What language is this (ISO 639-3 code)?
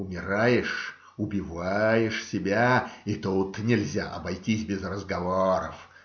rus